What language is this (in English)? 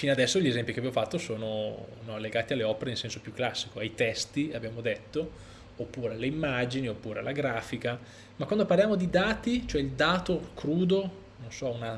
Italian